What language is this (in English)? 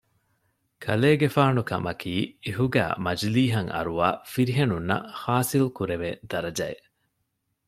Divehi